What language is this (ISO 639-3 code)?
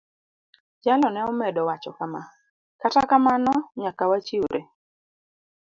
luo